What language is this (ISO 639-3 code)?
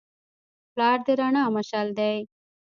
pus